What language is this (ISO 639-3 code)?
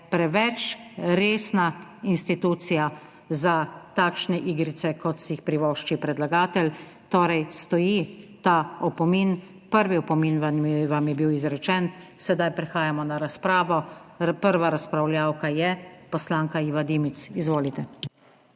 slv